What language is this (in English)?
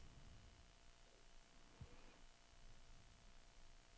Danish